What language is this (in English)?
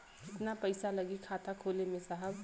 Bhojpuri